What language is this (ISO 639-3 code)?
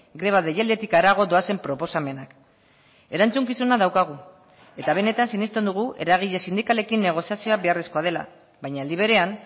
eus